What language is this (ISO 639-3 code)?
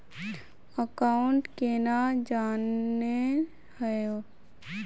mag